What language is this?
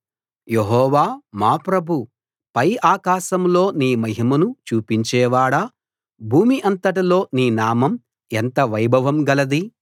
Telugu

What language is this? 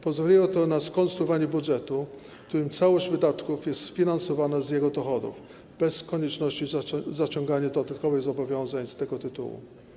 Polish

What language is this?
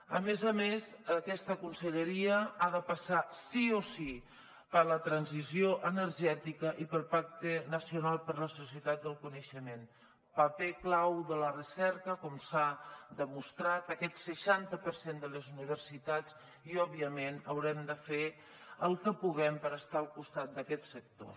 Catalan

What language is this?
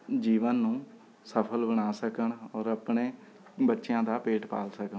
Punjabi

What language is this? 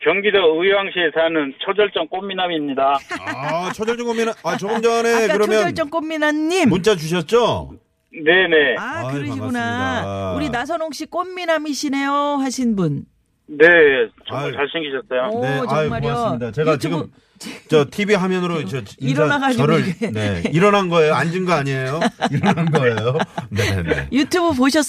Korean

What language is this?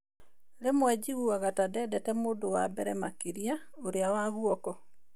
Kikuyu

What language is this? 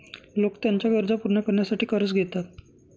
Marathi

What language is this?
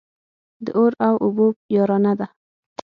Pashto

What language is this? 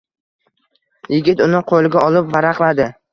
Uzbek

